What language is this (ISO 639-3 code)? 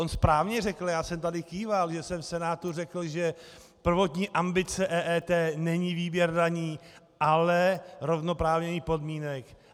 ces